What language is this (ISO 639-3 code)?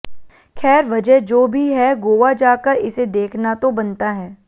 hin